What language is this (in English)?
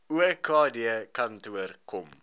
Afrikaans